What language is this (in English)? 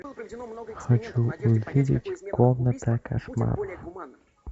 Russian